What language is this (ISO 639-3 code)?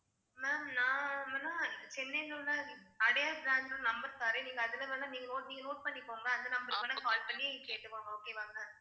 tam